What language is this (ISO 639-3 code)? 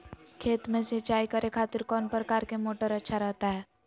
mag